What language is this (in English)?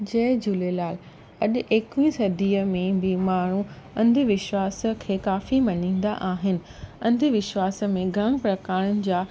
Sindhi